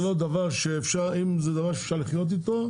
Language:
Hebrew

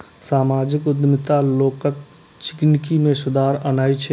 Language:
Maithili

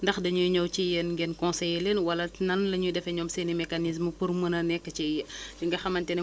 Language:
Wolof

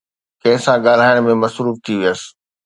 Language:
Sindhi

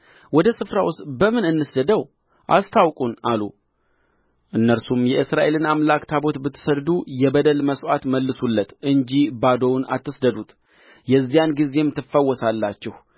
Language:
Amharic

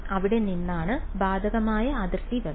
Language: Malayalam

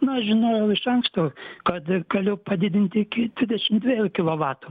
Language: Lithuanian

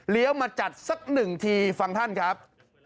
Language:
Thai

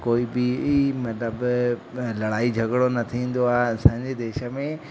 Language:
Sindhi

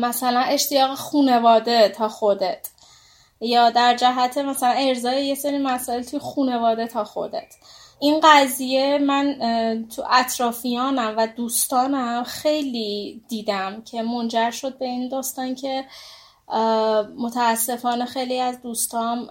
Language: Persian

